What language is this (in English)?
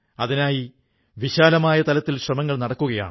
Malayalam